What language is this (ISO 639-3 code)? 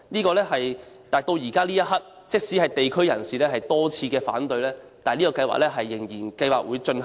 yue